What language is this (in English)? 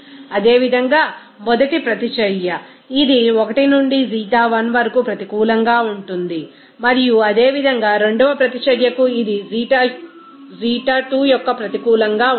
Telugu